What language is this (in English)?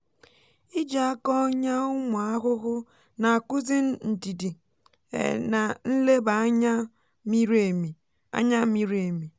Igbo